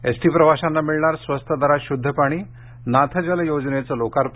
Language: Marathi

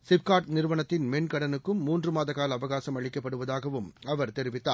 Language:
Tamil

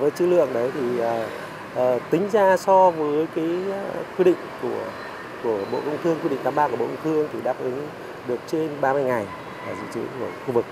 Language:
Vietnamese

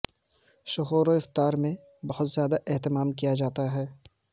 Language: Urdu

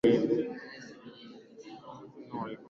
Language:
Swahili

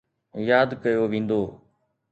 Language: Sindhi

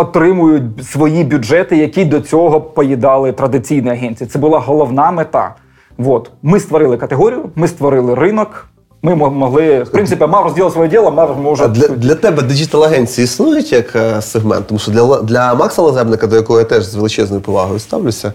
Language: Ukrainian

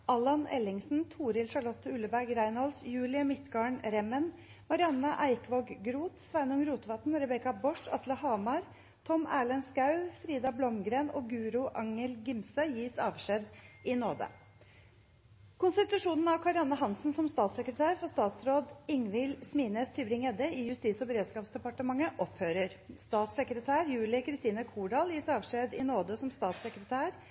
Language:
Norwegian Bokmål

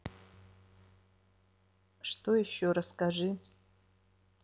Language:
Russian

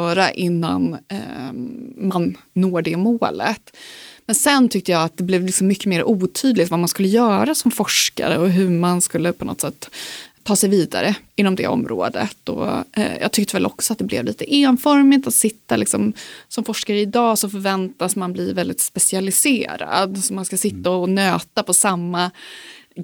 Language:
Swedish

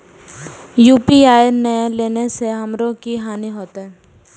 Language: Maithili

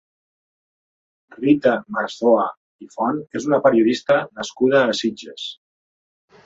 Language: Catalan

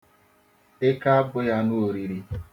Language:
Igbo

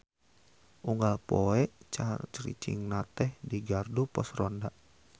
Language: Sundanese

